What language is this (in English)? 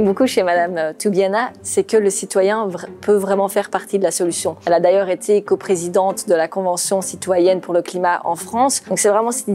French